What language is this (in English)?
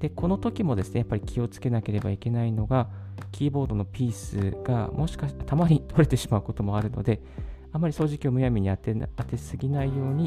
Japanese